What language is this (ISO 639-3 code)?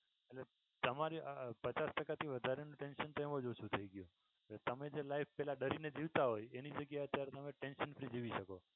guj